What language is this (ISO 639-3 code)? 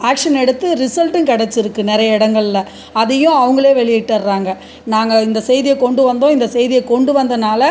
tam